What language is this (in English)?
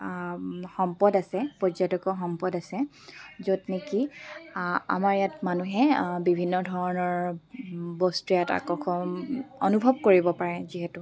Assamese